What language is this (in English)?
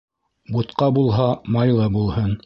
Bashkir